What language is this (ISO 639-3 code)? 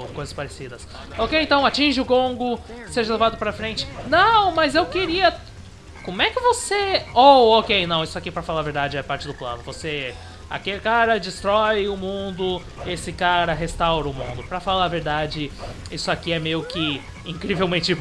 por